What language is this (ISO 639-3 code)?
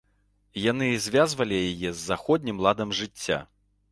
bel